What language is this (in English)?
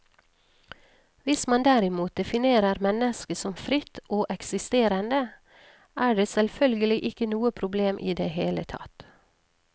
Norwegian